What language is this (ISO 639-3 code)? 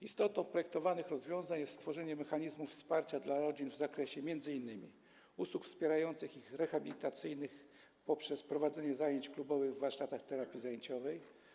pol